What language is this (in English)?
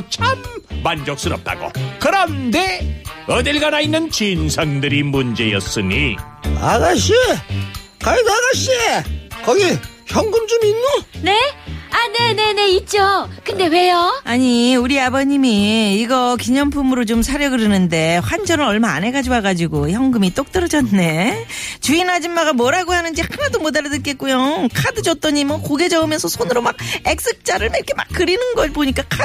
Korean